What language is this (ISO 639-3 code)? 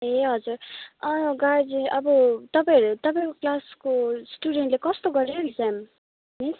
nep